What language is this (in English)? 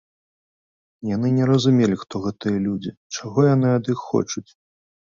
Belarusian